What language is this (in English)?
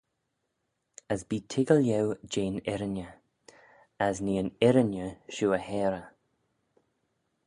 Manx